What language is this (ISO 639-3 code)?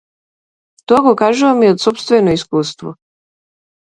mkd